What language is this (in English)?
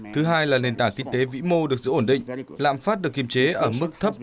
Vietnamese